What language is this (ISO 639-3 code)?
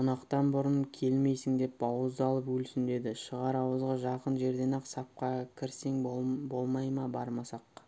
kaz